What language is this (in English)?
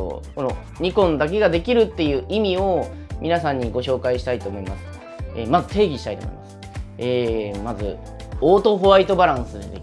Japanese